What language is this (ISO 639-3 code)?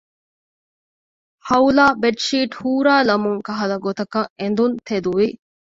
div